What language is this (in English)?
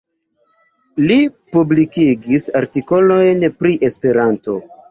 Esperanto